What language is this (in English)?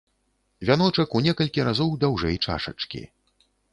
Belarusian